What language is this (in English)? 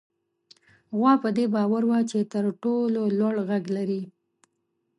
Pashto